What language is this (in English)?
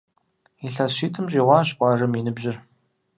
Kabardian